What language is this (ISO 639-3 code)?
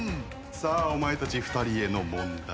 jpn